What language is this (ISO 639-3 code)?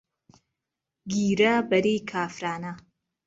ckb